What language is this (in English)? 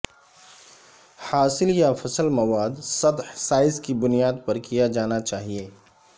Urdu